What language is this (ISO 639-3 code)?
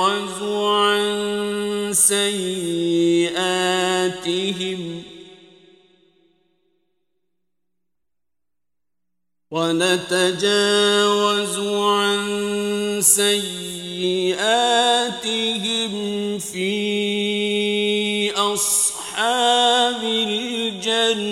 ara